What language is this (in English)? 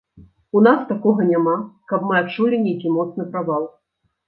Belarusian